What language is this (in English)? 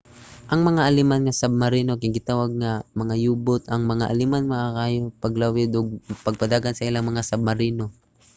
Cebuano